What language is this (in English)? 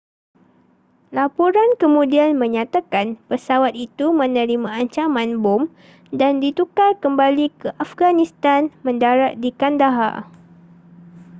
Malay